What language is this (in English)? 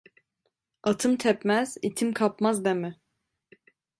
Turkish